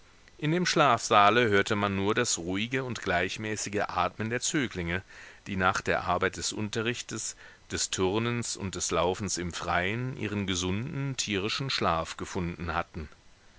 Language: German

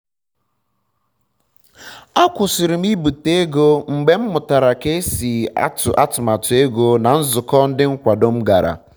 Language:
Igbo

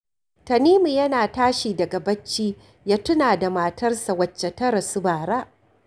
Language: Hausa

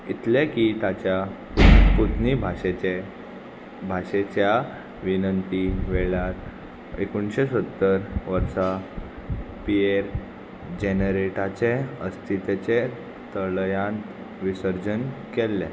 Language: Konkani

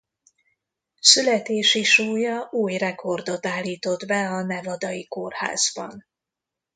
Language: Hungarian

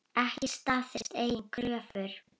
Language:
Icelandic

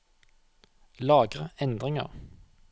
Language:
Norwegian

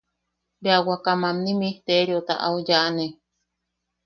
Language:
Yaqui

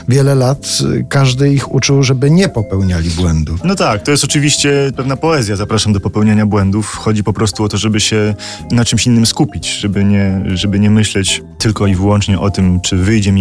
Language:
Polish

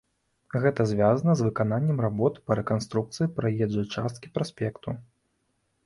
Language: Belarusian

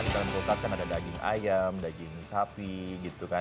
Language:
Indonesian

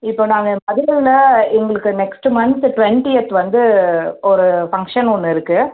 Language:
Tamil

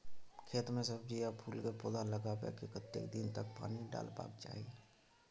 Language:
Maithili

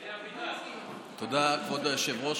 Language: Hebrew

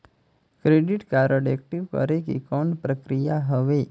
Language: Chhattisgarhi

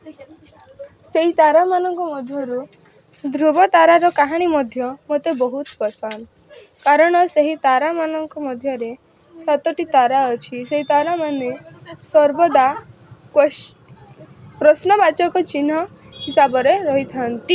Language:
Odia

